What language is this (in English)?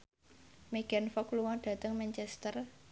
Javanese